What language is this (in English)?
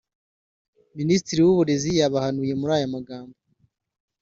Kinyarwanda